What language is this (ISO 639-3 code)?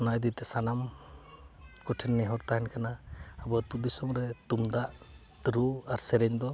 sat